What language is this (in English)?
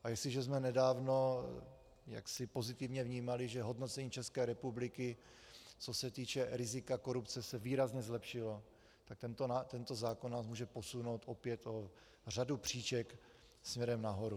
Czech